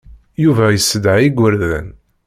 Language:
Kabyle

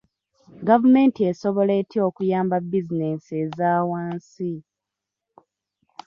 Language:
Ganda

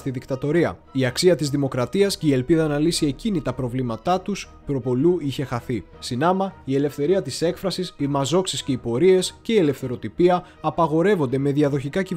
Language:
Greek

